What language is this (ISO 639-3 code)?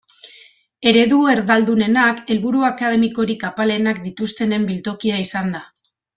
eus